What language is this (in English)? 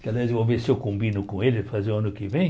Portuguese